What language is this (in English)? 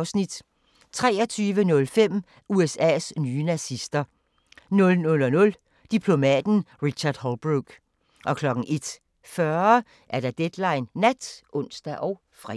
Danish